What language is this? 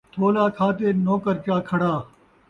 Saraiki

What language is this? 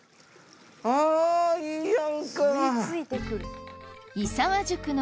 Japanese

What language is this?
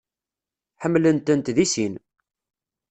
Kabyle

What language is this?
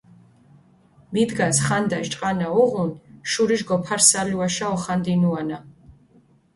Mingrelian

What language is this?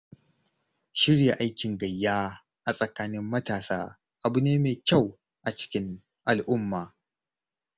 Hausa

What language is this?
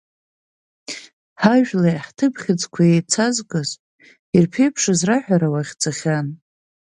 Abkhazian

